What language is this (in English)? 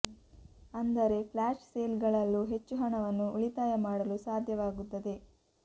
Kannada